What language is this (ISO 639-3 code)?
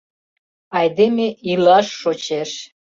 chm